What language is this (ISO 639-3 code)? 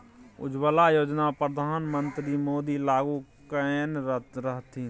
mai